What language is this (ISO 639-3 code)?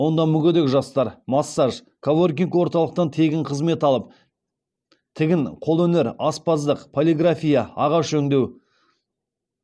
kaz